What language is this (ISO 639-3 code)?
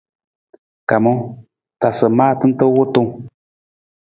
nmz